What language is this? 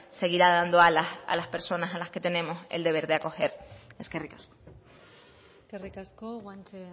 Spanish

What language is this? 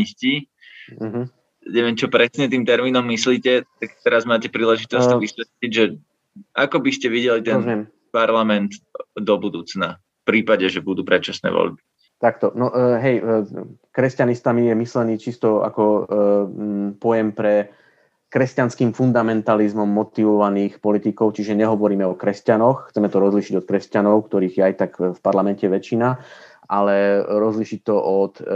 Slovak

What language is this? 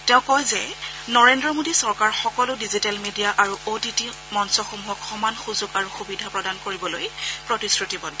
Assamese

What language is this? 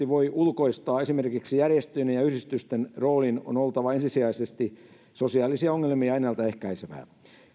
Finnish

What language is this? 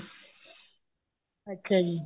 Punjabi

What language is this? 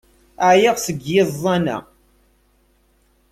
Kabyle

